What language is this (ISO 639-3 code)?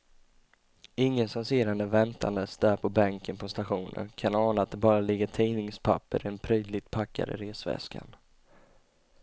swe